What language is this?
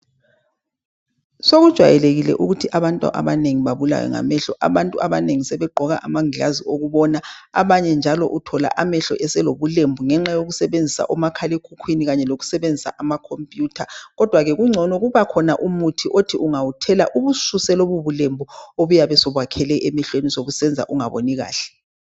North Ndebele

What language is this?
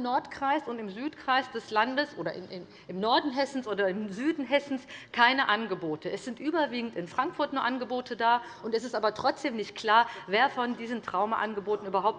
German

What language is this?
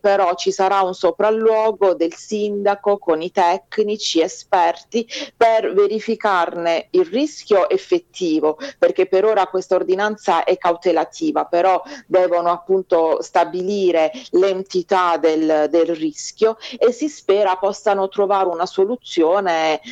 Italian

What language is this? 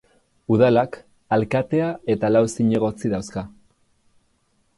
Basque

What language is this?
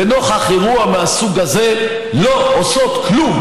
Hebrew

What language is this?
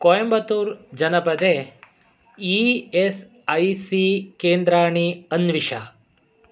Sanskrit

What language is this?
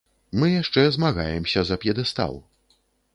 Belarusian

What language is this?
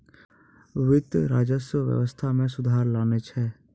Maithili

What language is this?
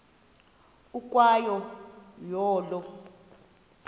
Xhosa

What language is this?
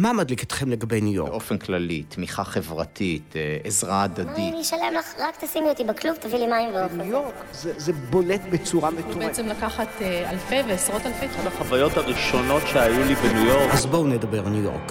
Hebrew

